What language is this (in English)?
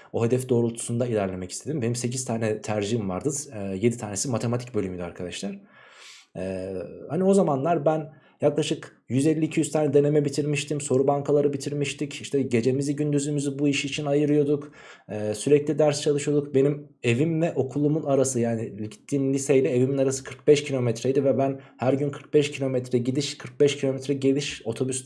Turkish